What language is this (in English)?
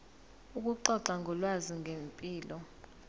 Zulu